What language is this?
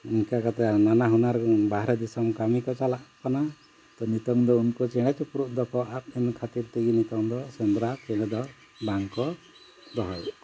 Santali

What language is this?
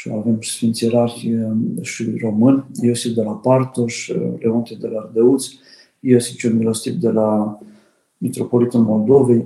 Romanian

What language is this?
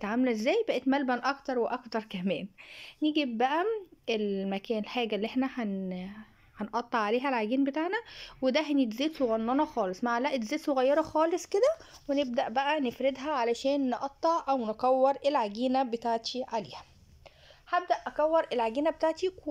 Arabic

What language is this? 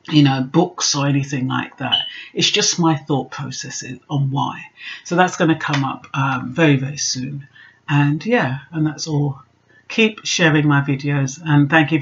English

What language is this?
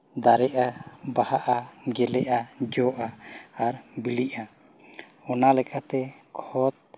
Santali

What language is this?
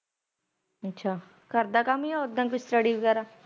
Punjabi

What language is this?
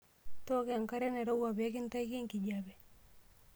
Masai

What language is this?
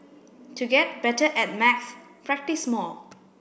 English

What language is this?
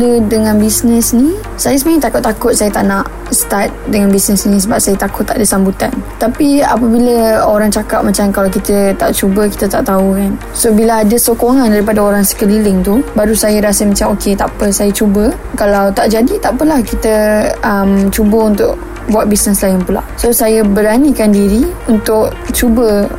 Malay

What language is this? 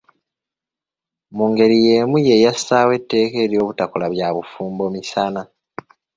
Ganda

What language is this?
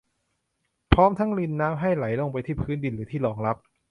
Thai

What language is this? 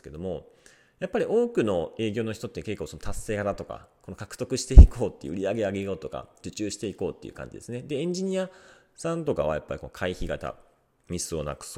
Japanese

